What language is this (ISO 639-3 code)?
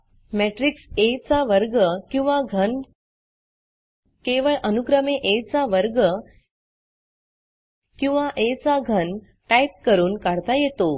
mar